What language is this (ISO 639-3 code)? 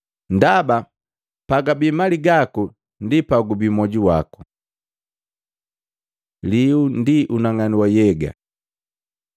mgv